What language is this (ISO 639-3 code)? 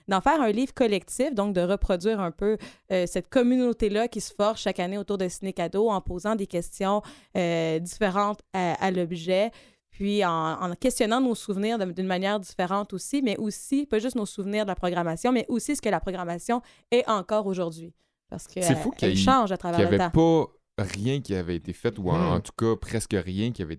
fra